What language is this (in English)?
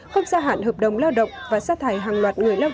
Vietnamese